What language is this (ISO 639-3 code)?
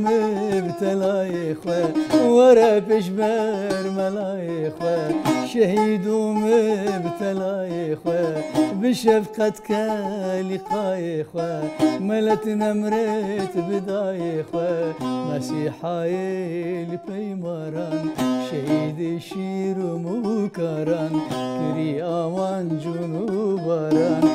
ara